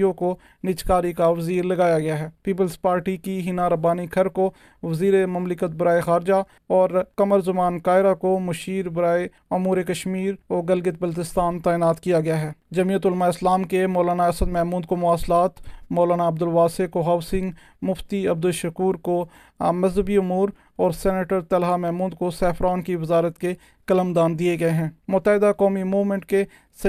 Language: Urdu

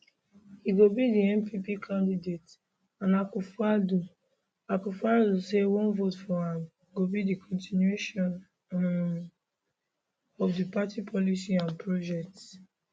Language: Nigerian Pidgin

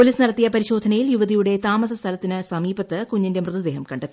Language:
Malayalam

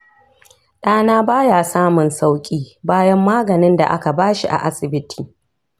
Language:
Hausa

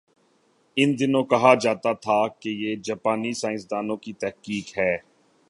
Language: Urdu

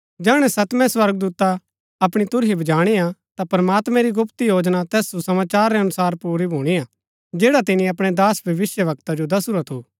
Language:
Gaddi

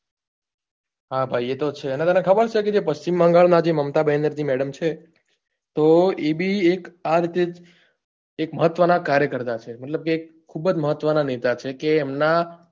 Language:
Gujarati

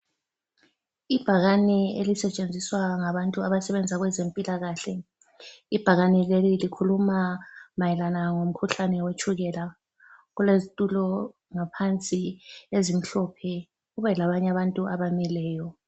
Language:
North Ndebele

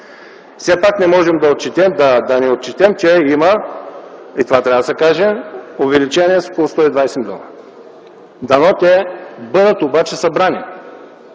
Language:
Bulgarian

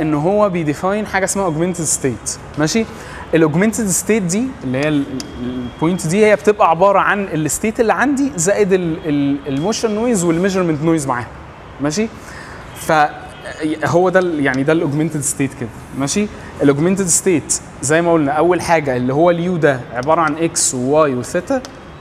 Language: Arabic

